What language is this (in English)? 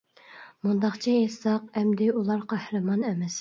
Uyghur